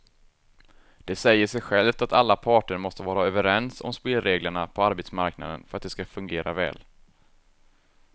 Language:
Swedish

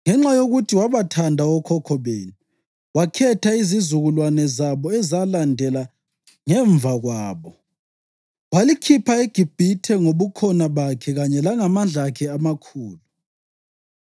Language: North Ndebele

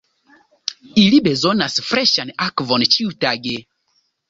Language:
Esperanto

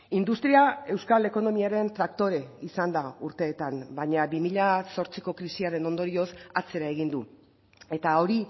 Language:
Basque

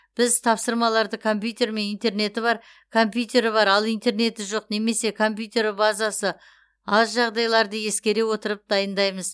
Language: Kazakh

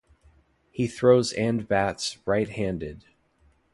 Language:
English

